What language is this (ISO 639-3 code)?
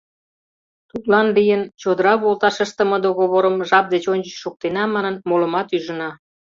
chm